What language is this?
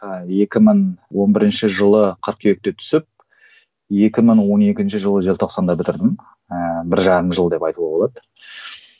Kazakh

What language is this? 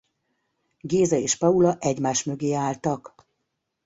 Hungarian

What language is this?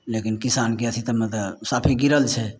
Maithili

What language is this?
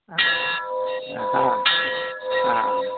Malayalam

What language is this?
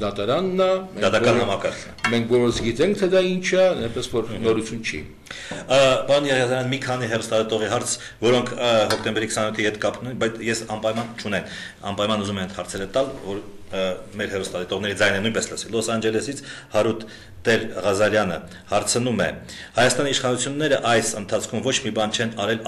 Romanian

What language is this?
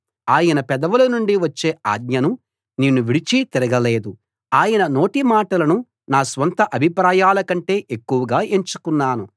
Telugu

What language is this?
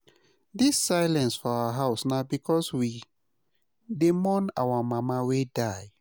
Nigerian Pidgin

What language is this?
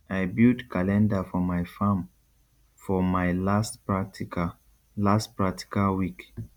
Nigerian Pidgin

